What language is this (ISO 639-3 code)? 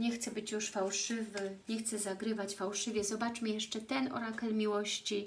pol